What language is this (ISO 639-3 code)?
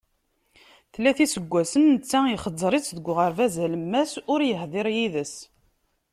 kab